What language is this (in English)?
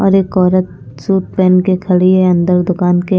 Hindi